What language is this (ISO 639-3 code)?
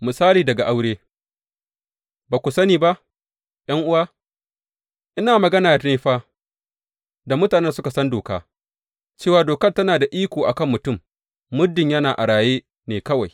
hau